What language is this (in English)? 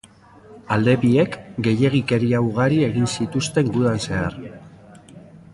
Basque